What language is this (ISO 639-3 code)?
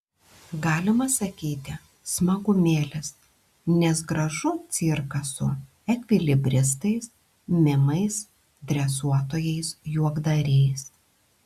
lit